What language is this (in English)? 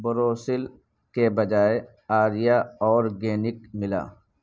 Urdu